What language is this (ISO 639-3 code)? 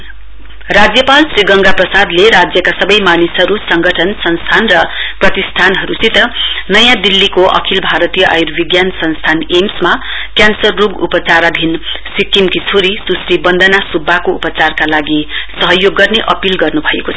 nep